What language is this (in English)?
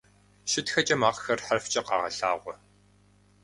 Kabardian